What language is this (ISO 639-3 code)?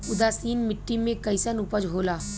bho